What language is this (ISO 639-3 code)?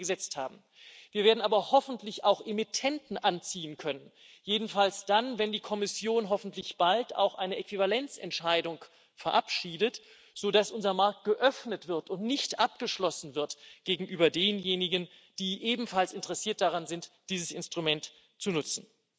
deu